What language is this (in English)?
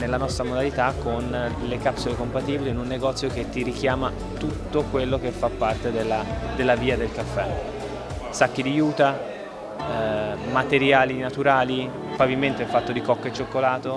Italian